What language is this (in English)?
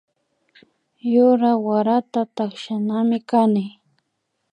Imbabura Highland Quichua